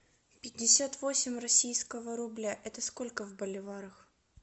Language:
Russian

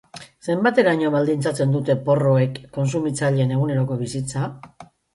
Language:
Basque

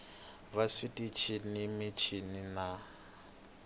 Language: Tsonga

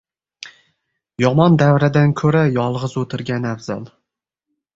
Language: Uzbek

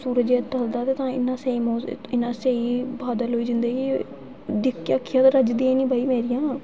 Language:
Dogri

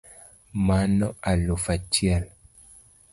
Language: Luo (Kenya and Tanzania)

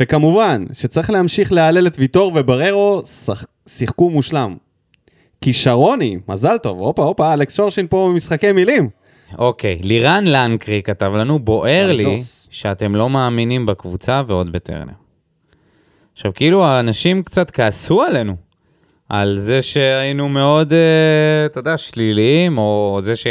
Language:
Hebrew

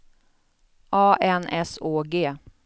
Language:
Swedish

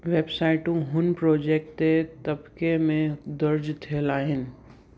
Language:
Sindhi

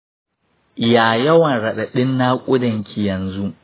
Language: Hausa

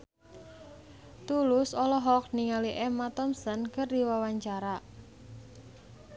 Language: Sundanese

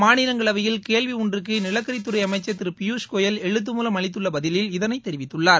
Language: Tamil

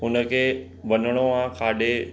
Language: Sindhi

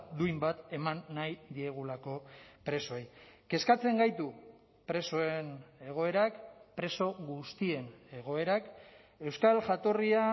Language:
Basque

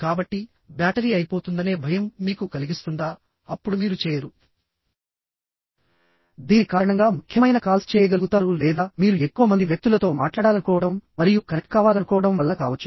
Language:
Telugu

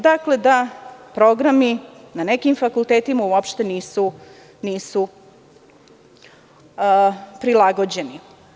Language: Serbian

